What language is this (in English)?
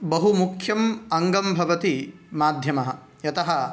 Sanskrit